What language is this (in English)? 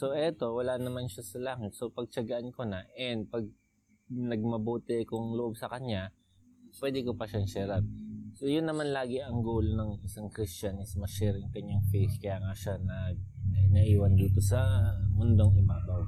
Filipino